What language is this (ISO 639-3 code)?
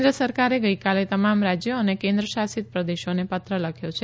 guj